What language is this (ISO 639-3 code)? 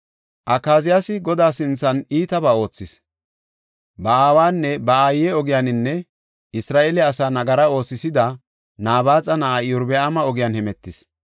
gof